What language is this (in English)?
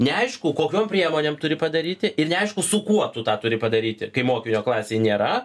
Lithuanian